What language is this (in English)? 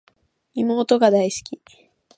Japanese